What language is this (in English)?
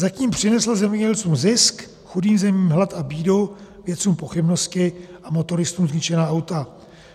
Czech